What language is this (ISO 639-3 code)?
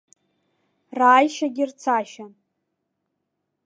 abk